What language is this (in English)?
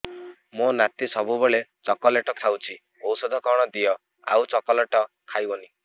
Odia